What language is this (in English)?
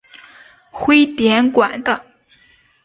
Chinese